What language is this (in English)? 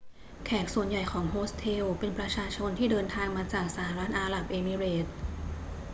Thai